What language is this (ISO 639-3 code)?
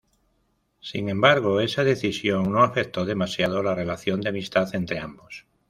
spa